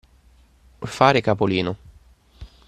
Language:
Italian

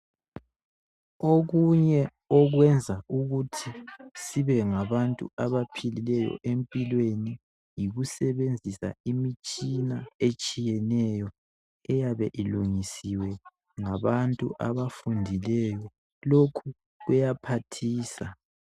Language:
North Ndebele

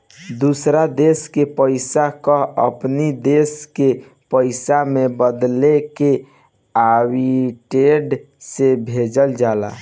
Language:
Bhojpuri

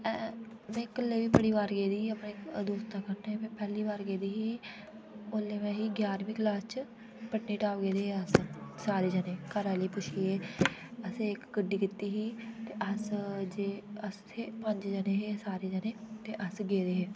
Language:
Dogri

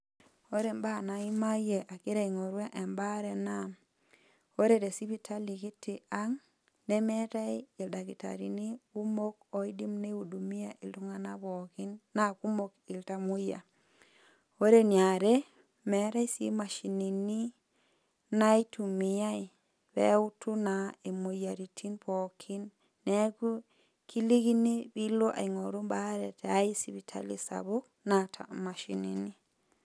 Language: Masai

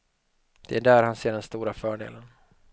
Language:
Swedish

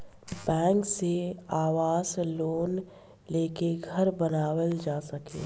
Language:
Bhojpuri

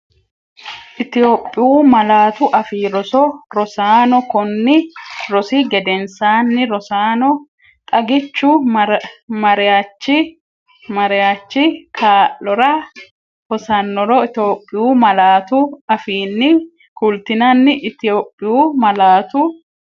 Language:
Sidamo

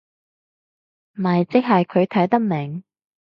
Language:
Cantonese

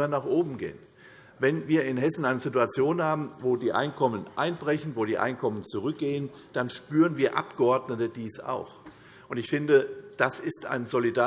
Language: German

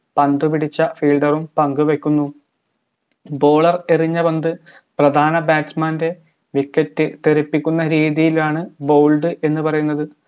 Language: Malayalam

